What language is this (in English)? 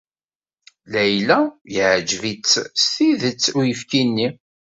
Kabyle